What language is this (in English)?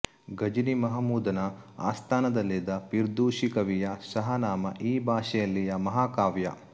Kannada